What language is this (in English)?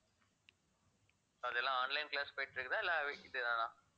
Tamil